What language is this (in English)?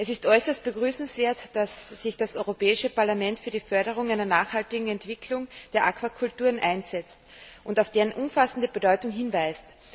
German